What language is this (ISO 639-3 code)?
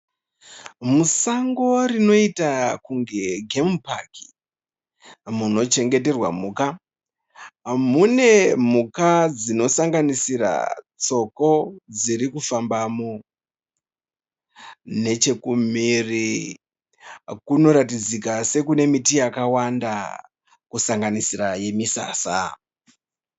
sna